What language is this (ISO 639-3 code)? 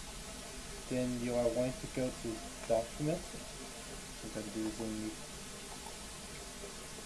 eng